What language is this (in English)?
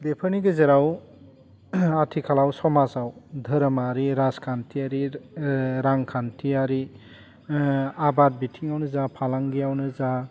Bodo